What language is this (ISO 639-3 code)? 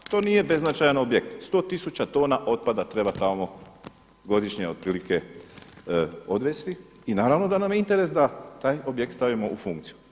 hrv